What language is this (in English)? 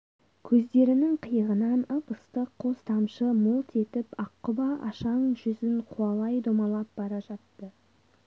Kazakh